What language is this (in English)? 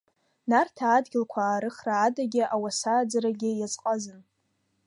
Abkhazian